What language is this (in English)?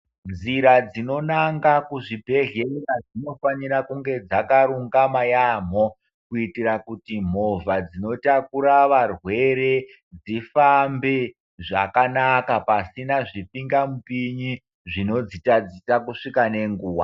Ndau